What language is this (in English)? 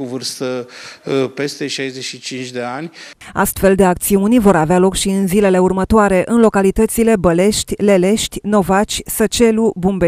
Romanian